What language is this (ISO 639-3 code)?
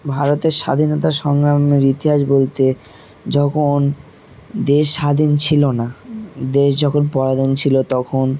ben